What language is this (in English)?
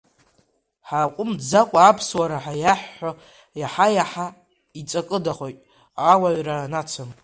Abkhazian